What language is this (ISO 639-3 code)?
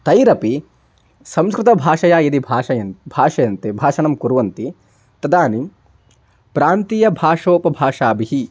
san